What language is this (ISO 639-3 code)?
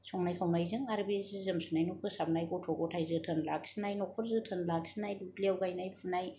brx